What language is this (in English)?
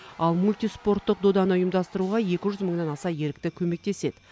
Kazakh